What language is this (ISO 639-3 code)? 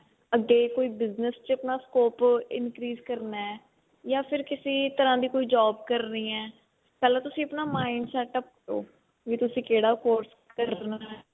pan